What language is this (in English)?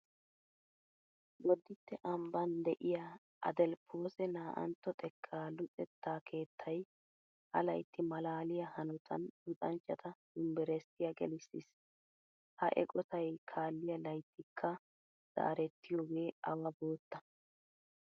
Wolaytta